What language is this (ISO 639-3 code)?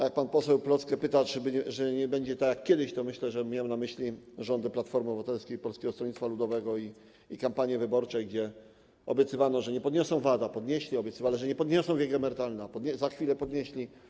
pol